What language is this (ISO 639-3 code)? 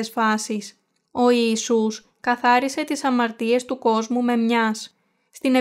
ell